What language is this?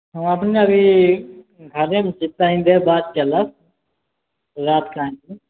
Maithili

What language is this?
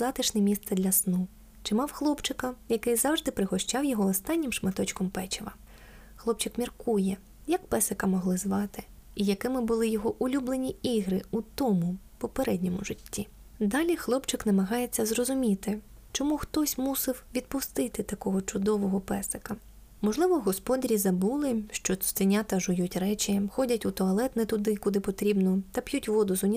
Ukrainian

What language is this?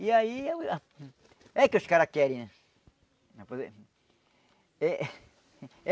Portuguese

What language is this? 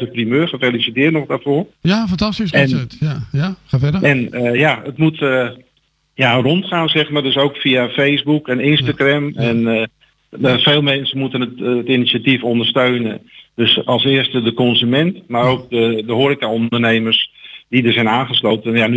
Dutch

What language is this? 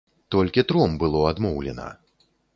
Belarusian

